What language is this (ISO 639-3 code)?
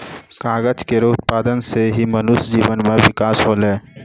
mai